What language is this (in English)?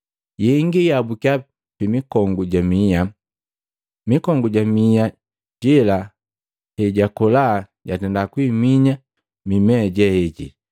Matengo